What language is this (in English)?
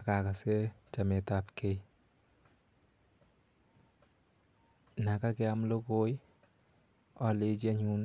Kalenjin